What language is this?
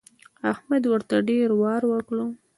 Pashto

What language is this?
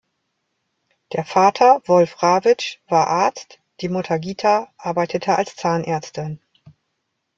German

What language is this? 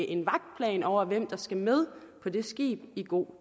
Danish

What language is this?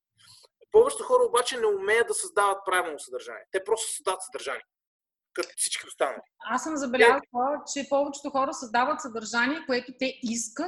Bulgarian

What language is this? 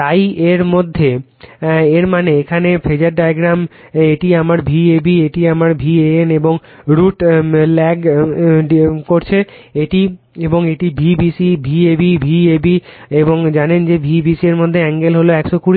Bangla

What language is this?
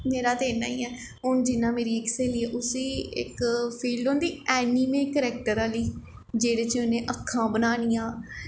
Dogri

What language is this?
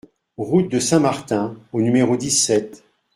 French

